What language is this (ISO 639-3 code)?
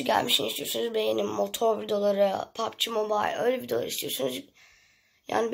tur